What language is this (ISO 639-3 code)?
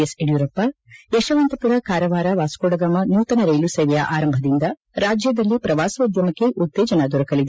kan